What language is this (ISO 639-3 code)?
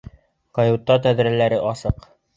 bak